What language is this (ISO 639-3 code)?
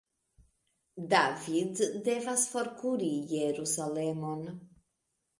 epo